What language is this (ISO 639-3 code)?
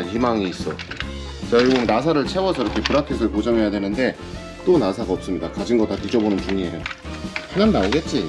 kor